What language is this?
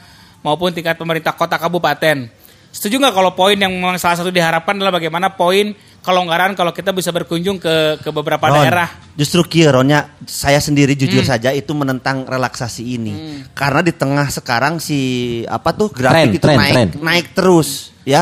Indonesian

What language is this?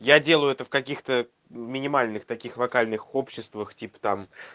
Russian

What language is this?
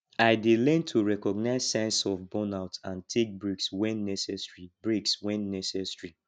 Nigerian Pidgin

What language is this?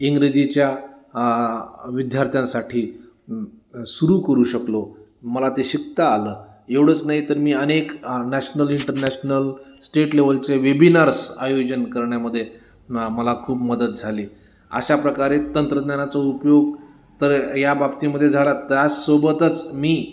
Marathi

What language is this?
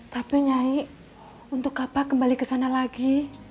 Indonesian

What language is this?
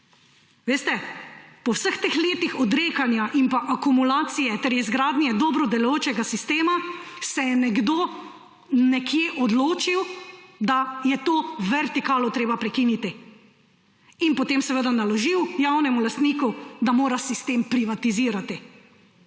Slovenian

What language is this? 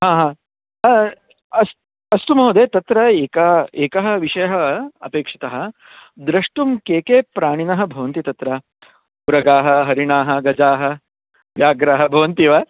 Sanskrit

